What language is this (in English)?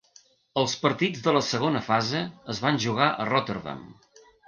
Catalan